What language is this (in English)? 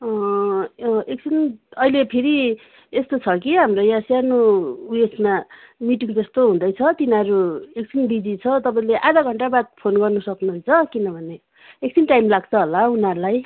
Nepali